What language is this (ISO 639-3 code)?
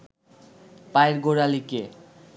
ben